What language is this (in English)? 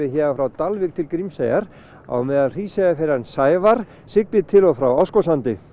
Icelandic